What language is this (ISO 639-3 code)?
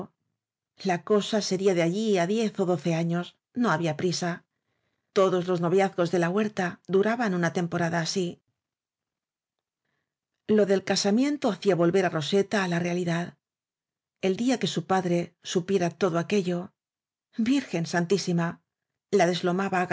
spa